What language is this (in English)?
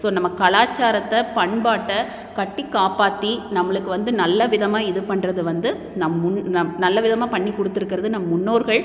Tamil